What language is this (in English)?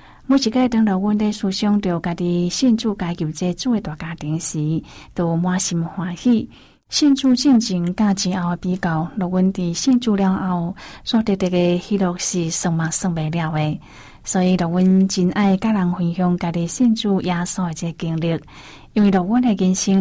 Chinese